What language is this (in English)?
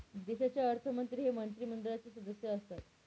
Marathi